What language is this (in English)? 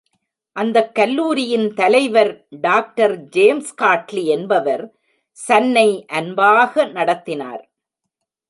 Tamil